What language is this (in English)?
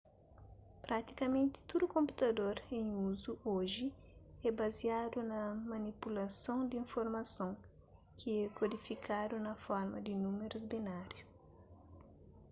Kabuverdianu